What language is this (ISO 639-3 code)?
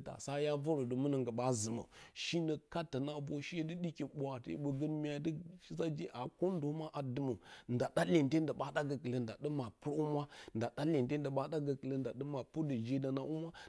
bcy